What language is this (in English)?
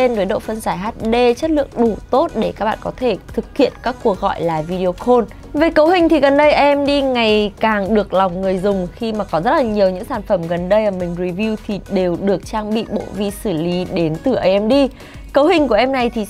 Vietnamese